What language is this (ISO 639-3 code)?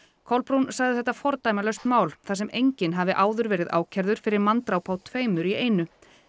isl